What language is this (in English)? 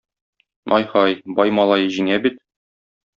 Tatar